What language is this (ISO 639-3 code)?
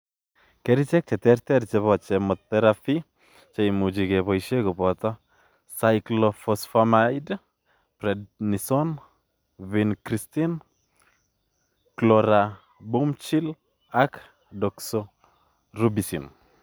kln